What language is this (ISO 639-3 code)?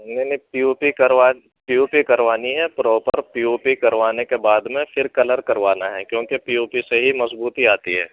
urd